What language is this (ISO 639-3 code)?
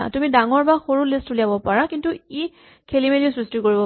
asm